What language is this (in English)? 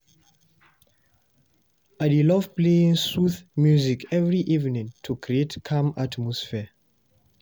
Nigerian Pidgin